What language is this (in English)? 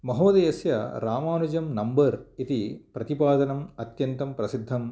Sanskrit